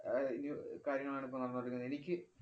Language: Malayalam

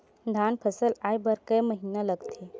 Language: Chhattisgarhi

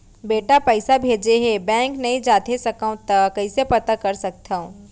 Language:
Chhattisgarhi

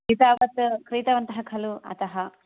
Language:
Sanskrit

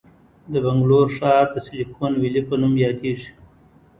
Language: Pashto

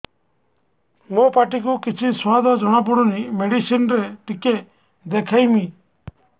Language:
Odia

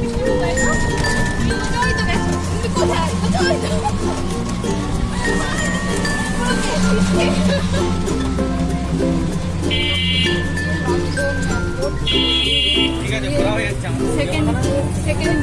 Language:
Indonesian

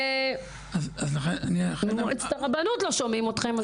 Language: Hebrew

